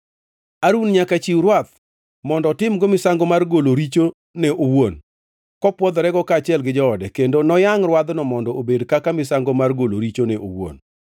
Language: Luo (Kenya and Tanzania)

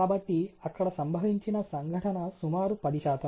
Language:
Telugu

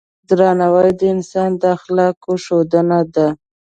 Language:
Pashto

